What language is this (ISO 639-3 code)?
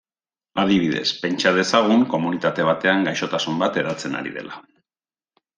eus